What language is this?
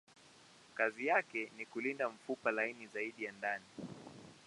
Swahili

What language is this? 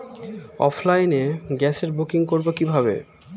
Bangla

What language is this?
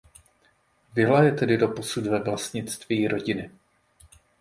Czech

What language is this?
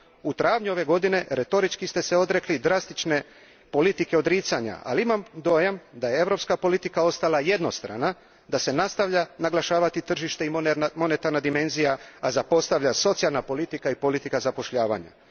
Croatian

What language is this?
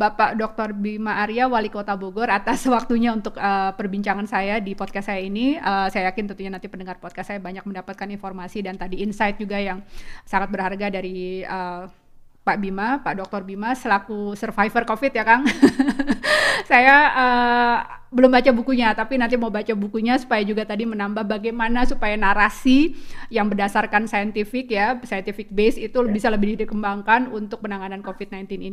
Indonesian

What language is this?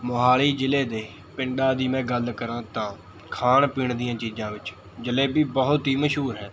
Punjabi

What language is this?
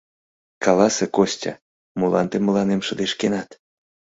Mari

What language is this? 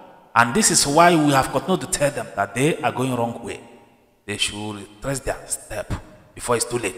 English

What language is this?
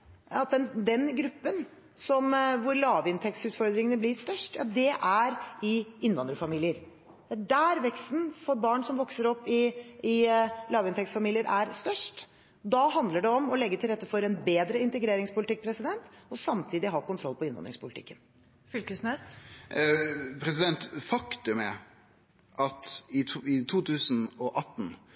Norwegian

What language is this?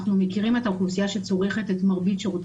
Hebrew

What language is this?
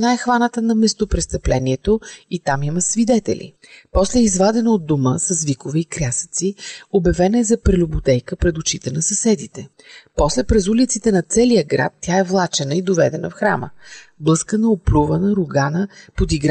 Bulgarian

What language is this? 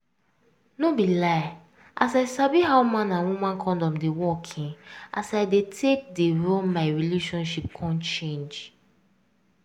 Nigerian Pidgin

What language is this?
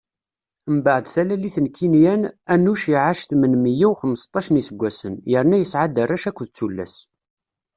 Kabyle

